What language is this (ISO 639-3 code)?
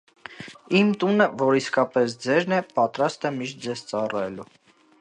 hye